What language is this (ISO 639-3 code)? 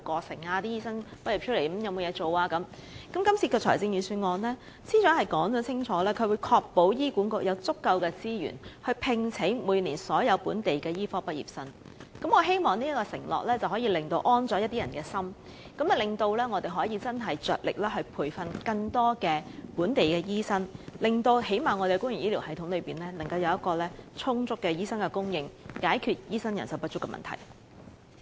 yue